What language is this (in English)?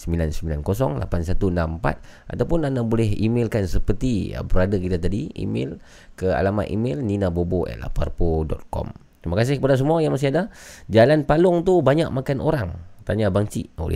Malay